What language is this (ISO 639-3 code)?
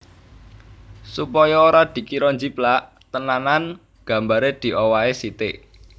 jav